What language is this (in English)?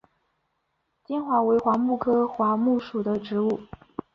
Chinese